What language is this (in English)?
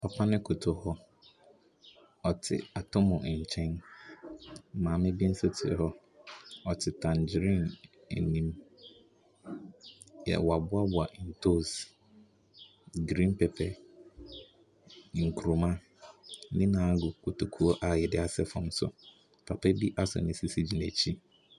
Akan